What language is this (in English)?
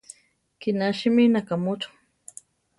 Central Tarahumara